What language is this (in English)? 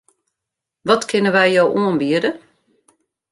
Western Frisian